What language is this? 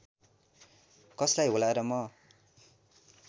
Nepali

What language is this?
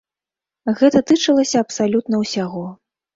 Belarusian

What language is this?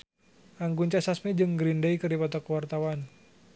Sundanese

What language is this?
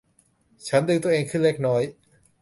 Thai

